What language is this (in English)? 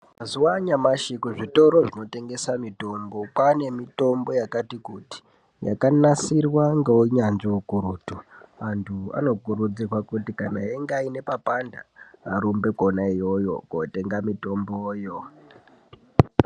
Ndau